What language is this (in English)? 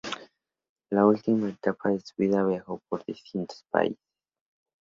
Spanish